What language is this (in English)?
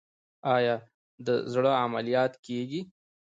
Pashto